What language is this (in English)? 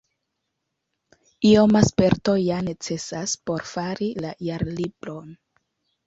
Esperanto